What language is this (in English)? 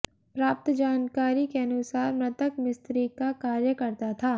Hindi